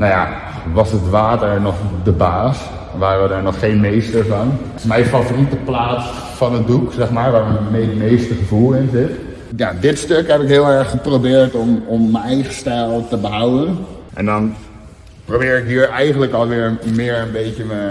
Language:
Dutch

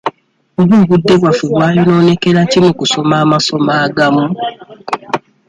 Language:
Ganda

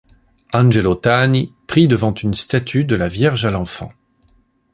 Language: French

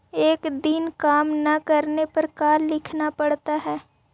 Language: Magahi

